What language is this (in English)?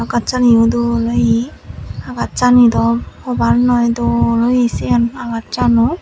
Chakma